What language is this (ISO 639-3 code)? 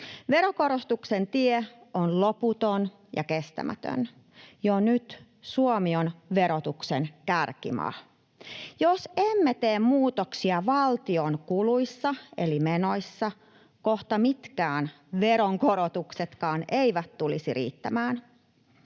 fin